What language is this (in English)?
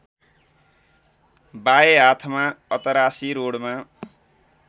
Nepali